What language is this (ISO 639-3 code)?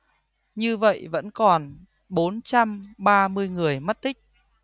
vie